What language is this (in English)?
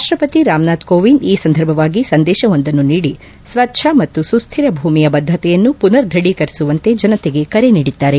Kannada